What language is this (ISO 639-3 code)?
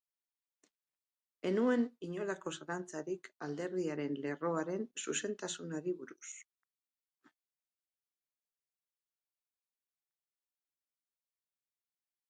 eus